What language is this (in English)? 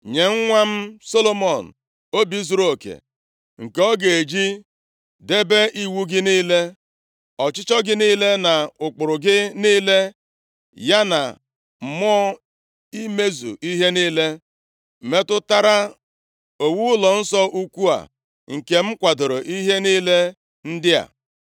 Igbo